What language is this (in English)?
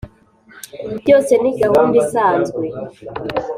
Kinyarwanda